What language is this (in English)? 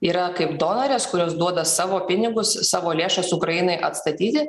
Lithuanian